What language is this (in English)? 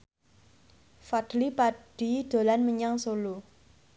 Javanese